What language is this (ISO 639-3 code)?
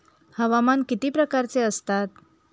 mar